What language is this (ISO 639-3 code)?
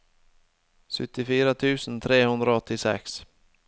nor